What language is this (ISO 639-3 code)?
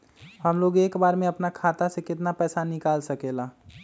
mag